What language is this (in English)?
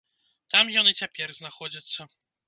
Belarusian